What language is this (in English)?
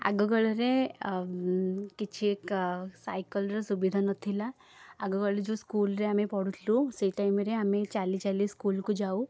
Odia